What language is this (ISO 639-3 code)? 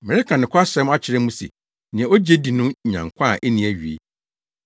aka